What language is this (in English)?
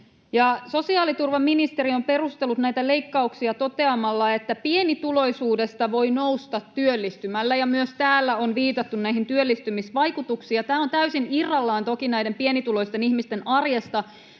Finnish